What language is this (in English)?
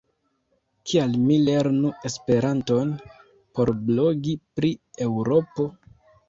Esperanto